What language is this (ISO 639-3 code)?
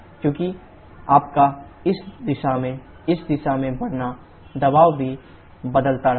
hin